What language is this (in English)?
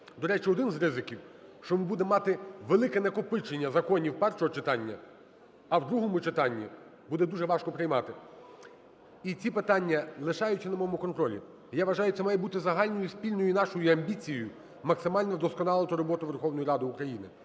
Ukrainian